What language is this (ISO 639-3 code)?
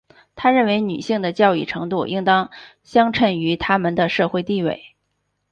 zho